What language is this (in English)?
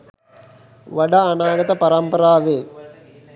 Sinhala